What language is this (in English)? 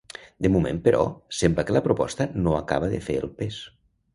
Catalan